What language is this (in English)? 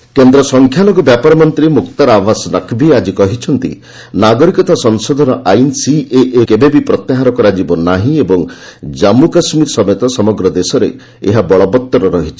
Odia